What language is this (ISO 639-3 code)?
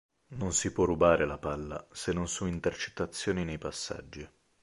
ita